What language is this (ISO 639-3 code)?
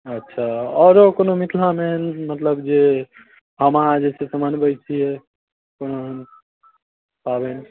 mai